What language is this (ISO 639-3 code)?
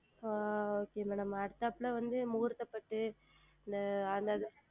tam